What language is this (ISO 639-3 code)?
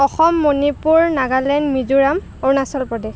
asm